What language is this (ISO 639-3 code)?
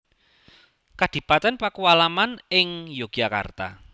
jav